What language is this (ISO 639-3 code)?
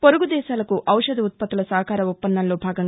tel